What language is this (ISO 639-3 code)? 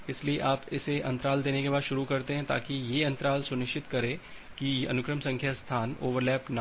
hin